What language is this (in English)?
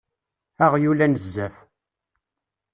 Kabyle